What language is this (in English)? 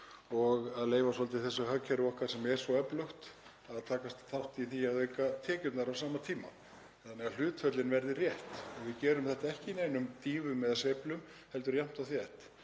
Icelandic